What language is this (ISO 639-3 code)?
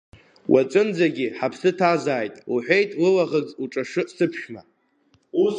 abk